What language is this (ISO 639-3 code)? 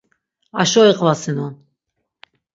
lzz